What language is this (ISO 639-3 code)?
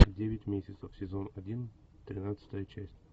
rus